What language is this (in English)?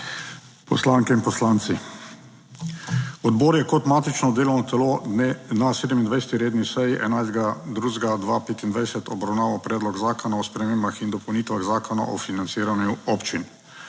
Slovenian